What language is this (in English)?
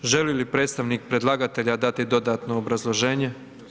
Croatian